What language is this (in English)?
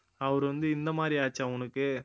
Tamil